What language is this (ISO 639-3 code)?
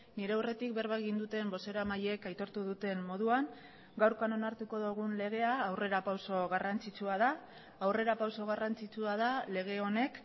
eus